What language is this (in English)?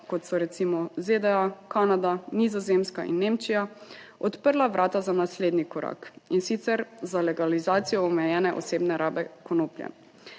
Slovenian